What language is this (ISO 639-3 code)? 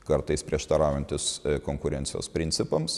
lit